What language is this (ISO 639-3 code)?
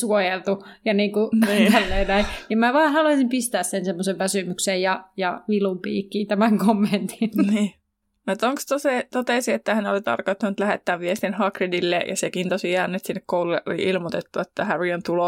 fin